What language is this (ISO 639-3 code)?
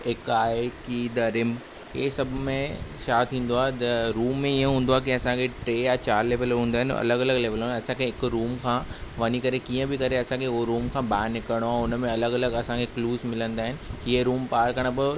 snd